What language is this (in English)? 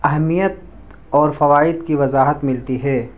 Urdu